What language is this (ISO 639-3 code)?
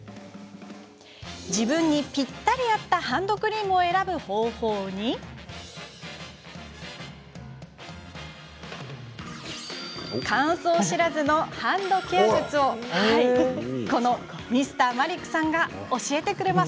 jpn